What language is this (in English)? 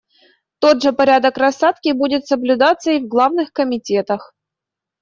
Russian